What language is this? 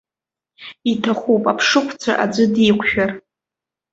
Abkhazian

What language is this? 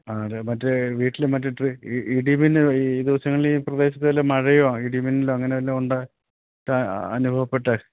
Malayalam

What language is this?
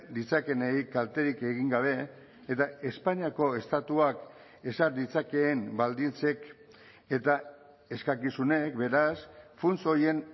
Basque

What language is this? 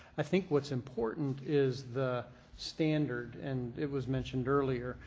English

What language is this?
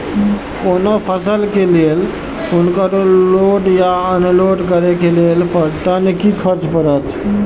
Maithili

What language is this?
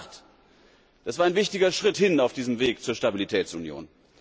German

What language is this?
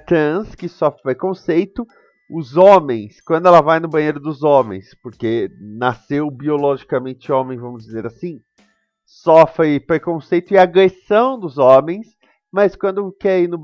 Portuguese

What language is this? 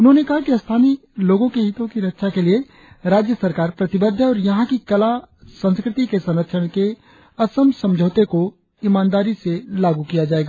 Hindi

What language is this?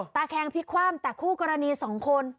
Thai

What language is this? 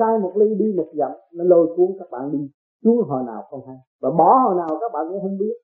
Vietnamese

